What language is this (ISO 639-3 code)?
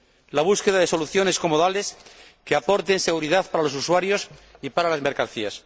spa